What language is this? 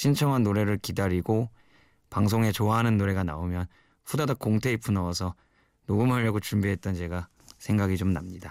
Korean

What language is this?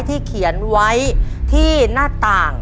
Thai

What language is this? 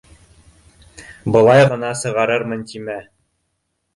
Bashkir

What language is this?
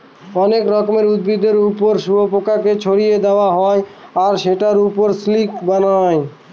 Bangla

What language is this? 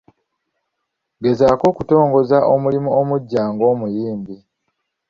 Ganda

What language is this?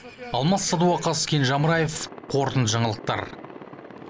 Kazakh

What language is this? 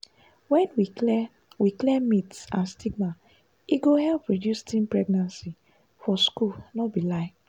Nigerian Pidgin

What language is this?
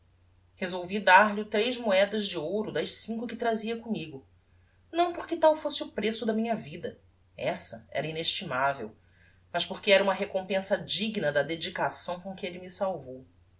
Portuguese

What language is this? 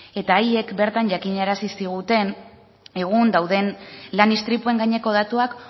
Basque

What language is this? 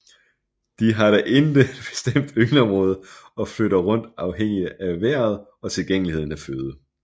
Danish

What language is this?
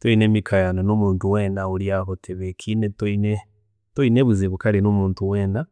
Chiga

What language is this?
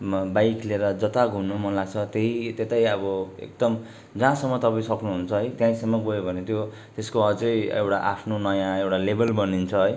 Nepali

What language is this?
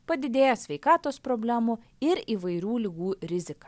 Lithuanian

